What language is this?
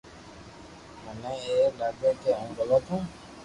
Loarki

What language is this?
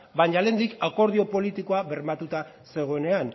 Basque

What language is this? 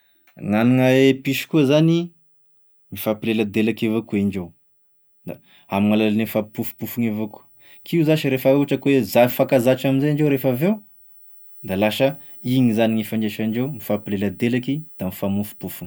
Tesaka Malagasy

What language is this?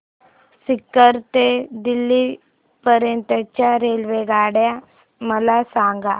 Marathi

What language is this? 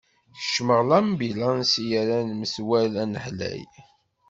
Kabyle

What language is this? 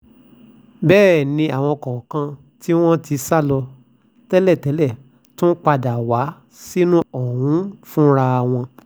Yoruba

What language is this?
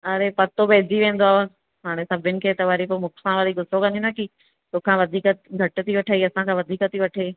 Sindhi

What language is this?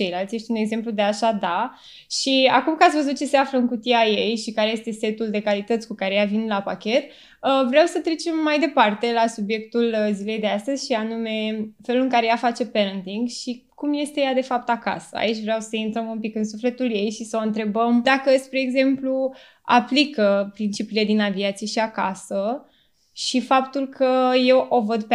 Romanian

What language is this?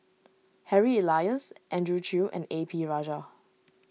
English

